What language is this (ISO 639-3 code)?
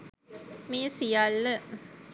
sin